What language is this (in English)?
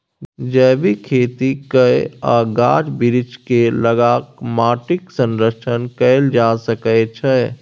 Maithili